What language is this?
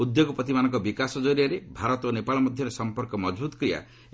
Odia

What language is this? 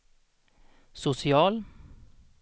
Swedish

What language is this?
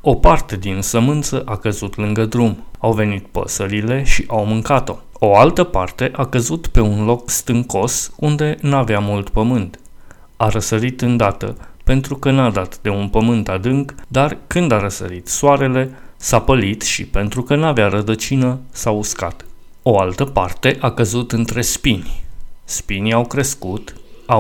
Romanian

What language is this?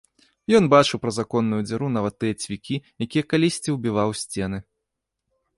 Belarusian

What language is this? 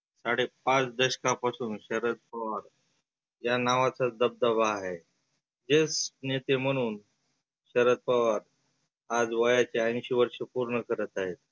Marathi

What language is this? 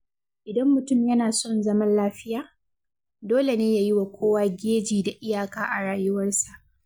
Hausa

